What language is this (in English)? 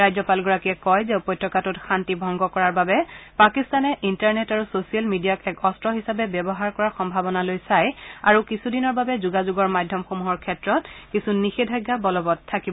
Assamese